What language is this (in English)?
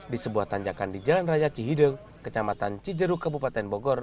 Indonesian